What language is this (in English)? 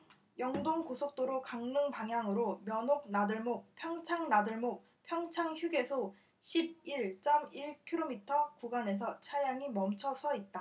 Korean